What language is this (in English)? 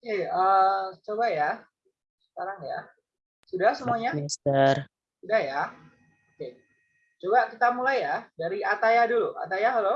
Indonesian